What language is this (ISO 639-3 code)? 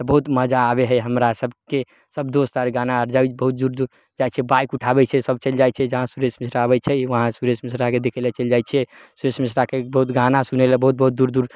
mai